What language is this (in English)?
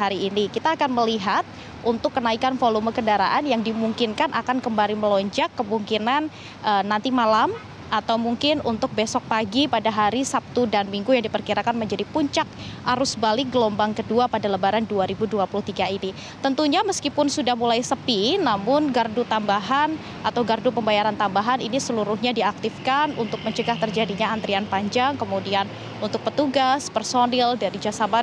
Indonesian